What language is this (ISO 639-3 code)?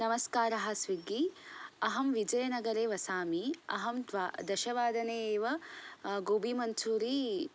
san